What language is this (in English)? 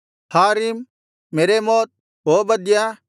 Kannada